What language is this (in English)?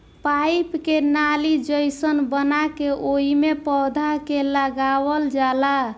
Bhojpuri